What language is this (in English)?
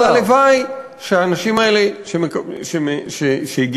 Hebrew